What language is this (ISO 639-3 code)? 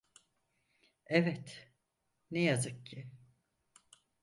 tur